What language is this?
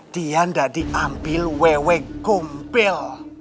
Indonesian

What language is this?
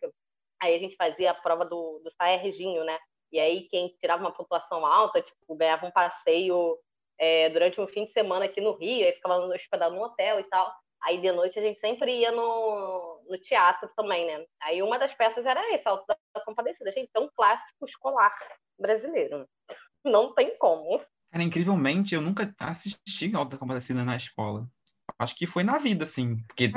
Portuguese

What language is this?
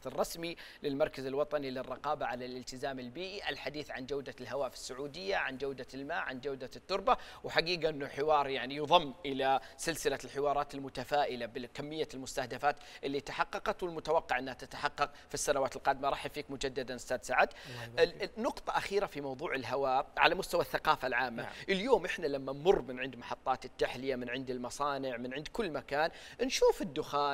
Arabic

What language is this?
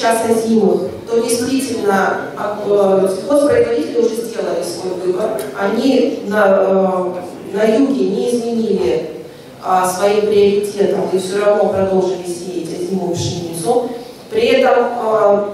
Russian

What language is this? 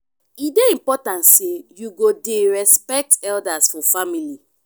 Nigerian Pidgin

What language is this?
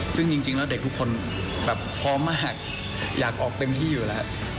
Thai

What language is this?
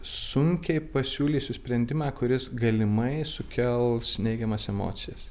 Lithuanian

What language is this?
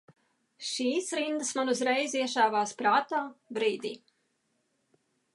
Latvian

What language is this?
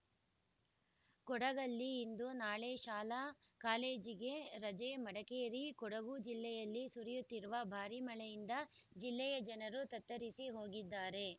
Kannada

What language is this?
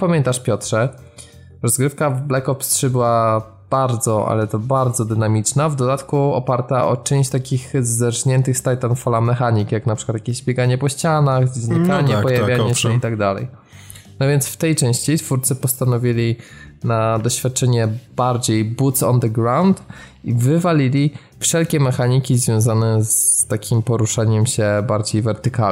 Polish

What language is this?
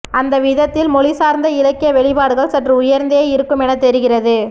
Tamil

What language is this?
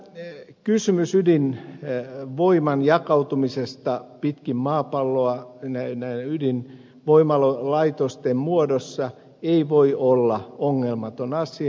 Finnish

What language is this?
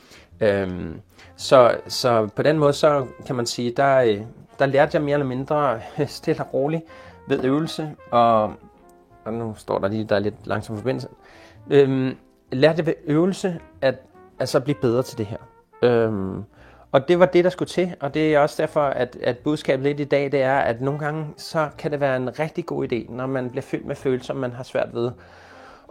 Danish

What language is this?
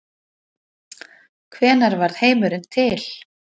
Icelandic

